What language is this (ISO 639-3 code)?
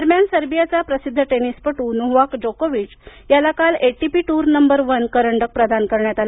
mar